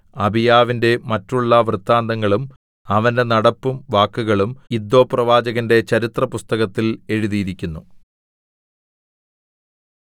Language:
Malayalam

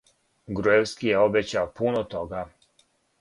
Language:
Serbian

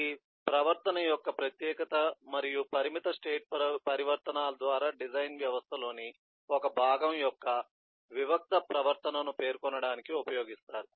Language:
Telugu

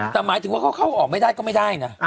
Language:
Thai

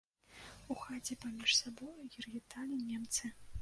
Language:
Belarusian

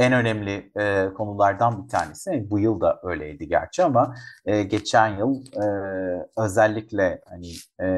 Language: Turkish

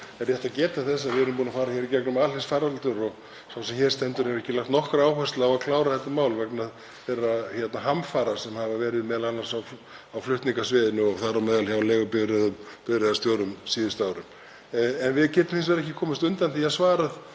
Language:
Icelandic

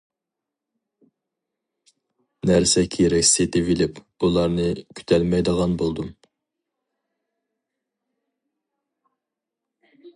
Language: Uyghur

